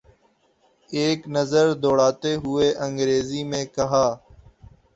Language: Urdu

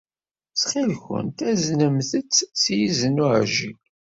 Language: Kabyle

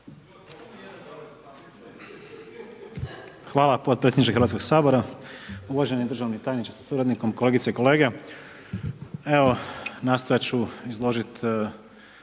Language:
Croatian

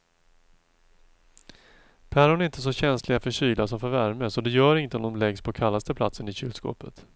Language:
Swedish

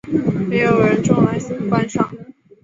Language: Chinese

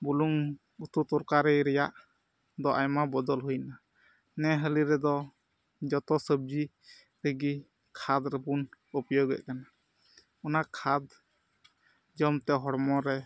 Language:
Santali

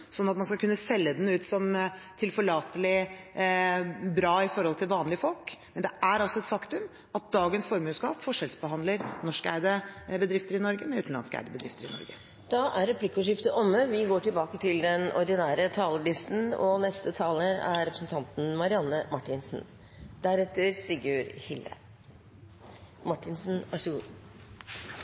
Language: Norwegian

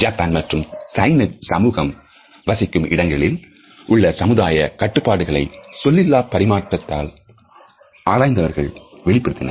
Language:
Tamil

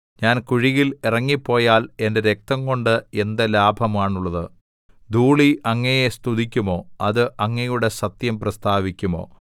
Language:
Malayalam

